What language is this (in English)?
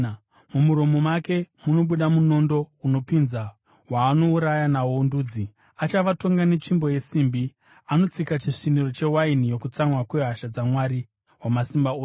Shona